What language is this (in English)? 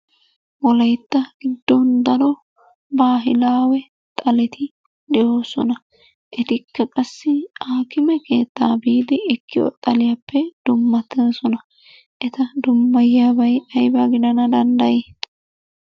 Wolaytta